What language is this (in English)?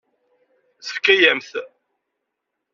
Kabyle